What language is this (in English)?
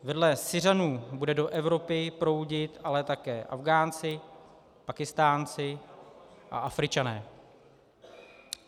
Czech